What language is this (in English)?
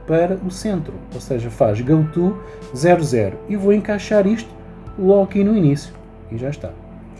Portuguese